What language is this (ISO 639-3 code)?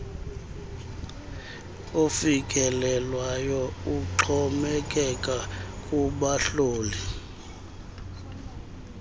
xho